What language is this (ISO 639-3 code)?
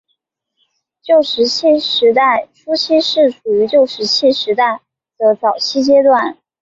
zho